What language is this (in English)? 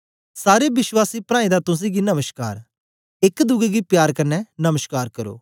Dogri